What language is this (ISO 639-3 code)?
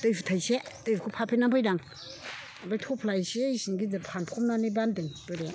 brx